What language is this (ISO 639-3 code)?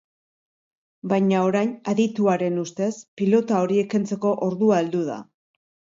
eus